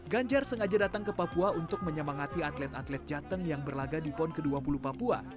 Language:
Indonesian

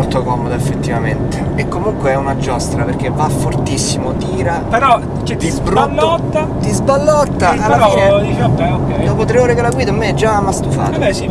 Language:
Italian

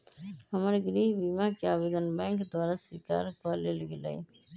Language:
Magahi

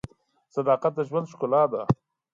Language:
Pashto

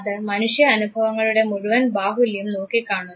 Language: Malayalam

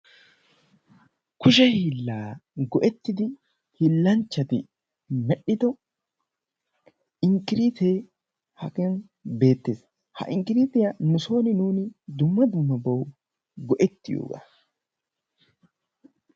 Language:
Wolaytta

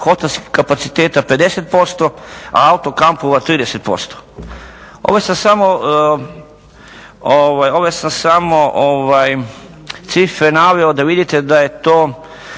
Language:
Croatian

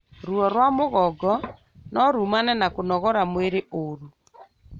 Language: Kikuyu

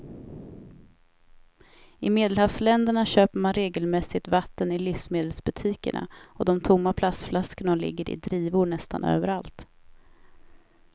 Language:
Swedish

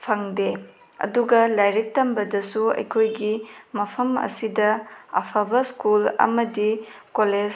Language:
Manipuri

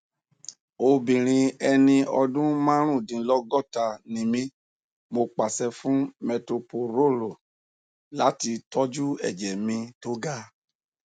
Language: Yoruba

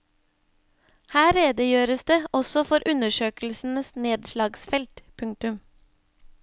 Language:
Norwegian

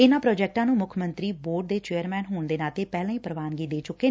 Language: Punjabi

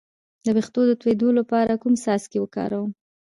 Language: Pashto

